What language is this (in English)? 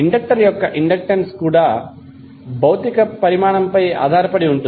Telugu